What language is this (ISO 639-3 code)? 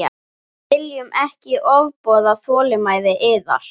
isl